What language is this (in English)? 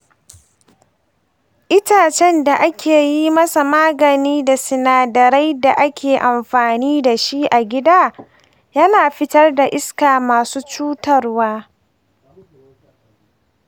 Hausa